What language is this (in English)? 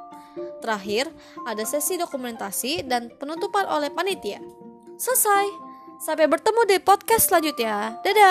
Indonesian